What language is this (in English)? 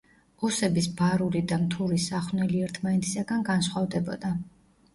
Georgian